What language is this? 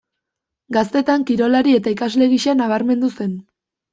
Basque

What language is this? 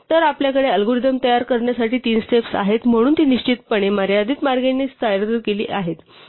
Marathi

